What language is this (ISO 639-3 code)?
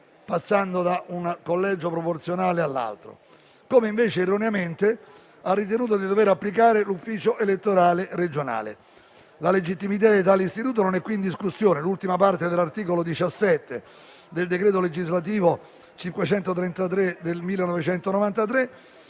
ita